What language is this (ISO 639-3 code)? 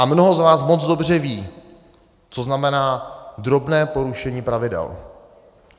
ces